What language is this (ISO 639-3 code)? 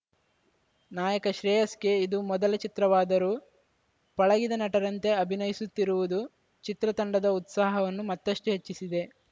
kan